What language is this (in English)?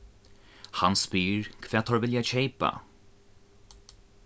Faroese